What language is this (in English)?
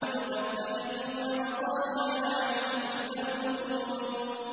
Arabic